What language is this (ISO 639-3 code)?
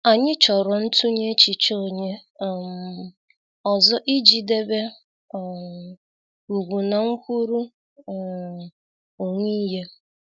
ibo